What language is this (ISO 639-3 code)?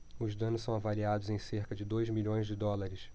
por